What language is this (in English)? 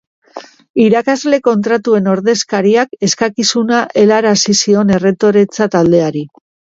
Basque